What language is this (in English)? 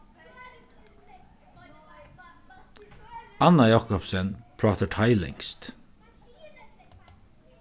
Faroese